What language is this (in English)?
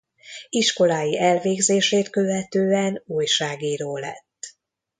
Hungarian